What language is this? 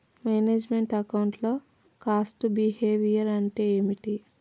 Telugu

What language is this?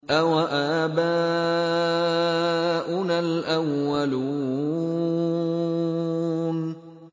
Arabic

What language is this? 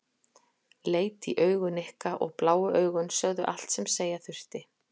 Icelandic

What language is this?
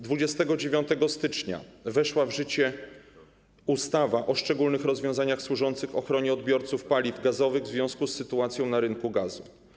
Polish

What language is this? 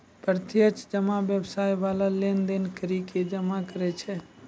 Maithili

